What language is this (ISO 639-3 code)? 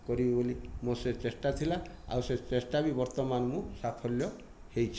ori